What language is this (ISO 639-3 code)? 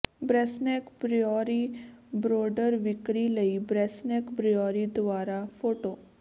pan